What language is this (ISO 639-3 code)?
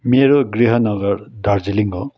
nep